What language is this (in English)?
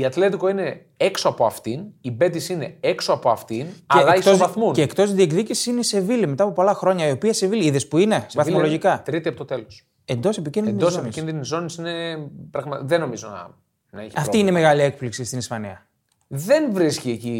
Greek